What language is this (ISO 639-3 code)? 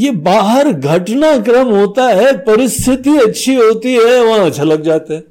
hin